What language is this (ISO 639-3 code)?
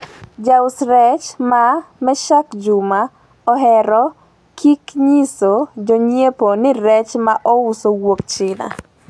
luo